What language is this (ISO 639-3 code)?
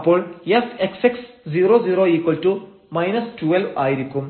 mal